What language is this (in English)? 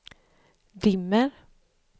Swedish